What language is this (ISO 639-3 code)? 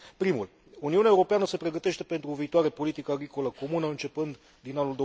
ron